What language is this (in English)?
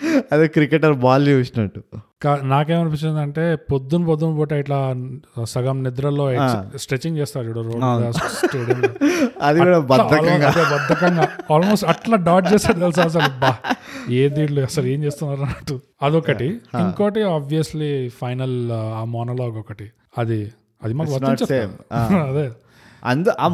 Telugu